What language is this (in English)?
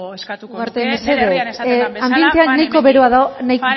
Basque